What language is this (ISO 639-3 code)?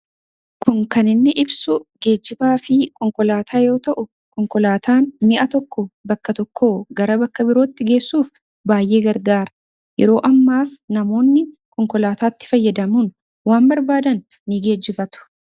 orm